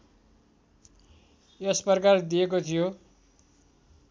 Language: Nepali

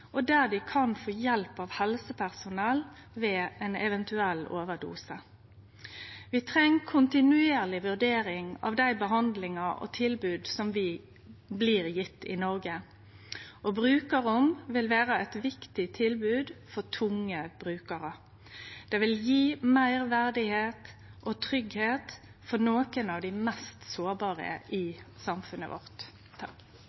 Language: Norwegian Nynorsk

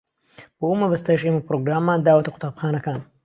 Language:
Central Kurdish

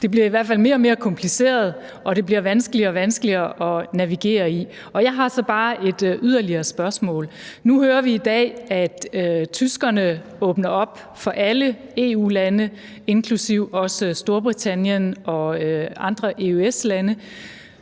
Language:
Danish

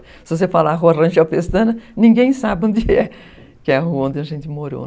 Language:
Portuguese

